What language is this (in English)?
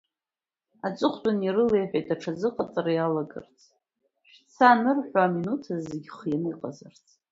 Abkhazian